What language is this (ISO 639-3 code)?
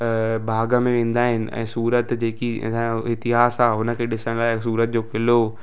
snd